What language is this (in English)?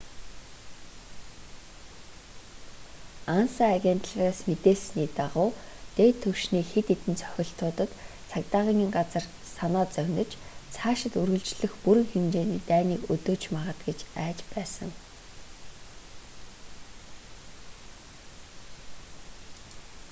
Mongolian